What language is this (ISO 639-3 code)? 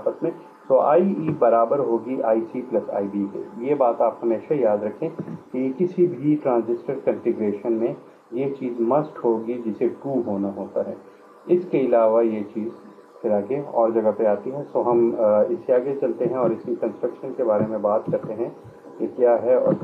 hin